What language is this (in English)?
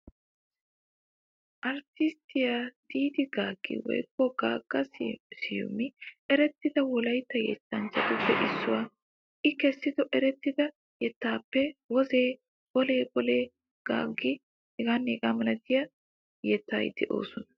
Wolaytta